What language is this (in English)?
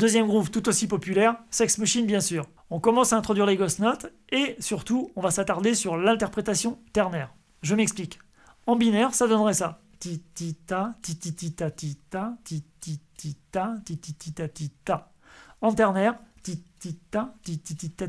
French